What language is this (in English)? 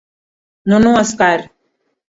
Swahili